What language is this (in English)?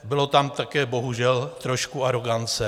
Czech